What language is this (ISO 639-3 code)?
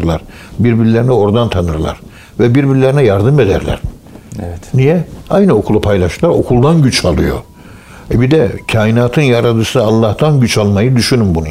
tur